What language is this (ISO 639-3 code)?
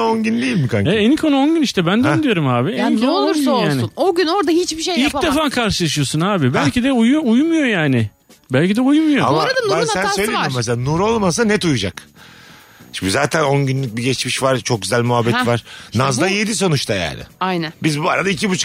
tur